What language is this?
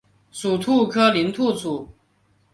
Chinese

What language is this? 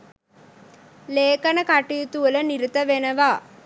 Sinhala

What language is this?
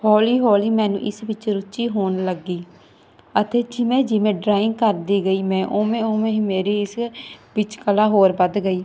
Punjabi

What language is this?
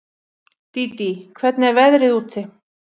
Icelandic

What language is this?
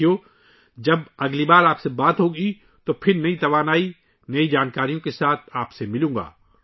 Urdu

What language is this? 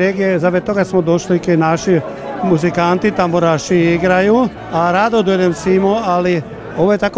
Croatian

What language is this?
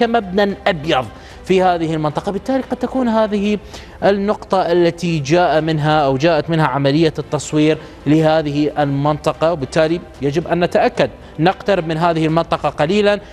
Arabic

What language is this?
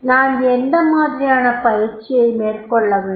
Tamil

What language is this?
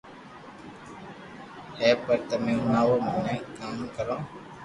Loarki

